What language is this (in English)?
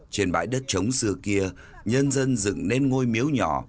Vietnamese